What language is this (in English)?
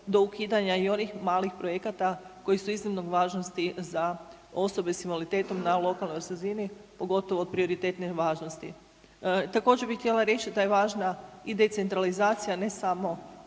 Croatian